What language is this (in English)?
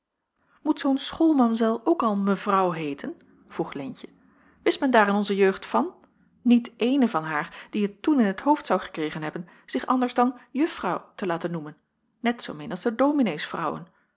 Dutch